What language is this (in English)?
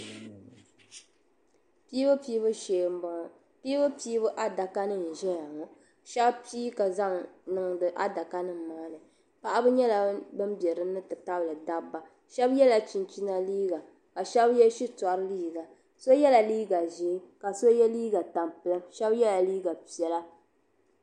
Dagbani